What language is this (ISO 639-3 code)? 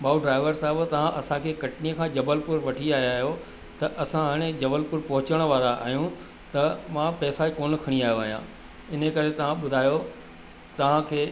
snd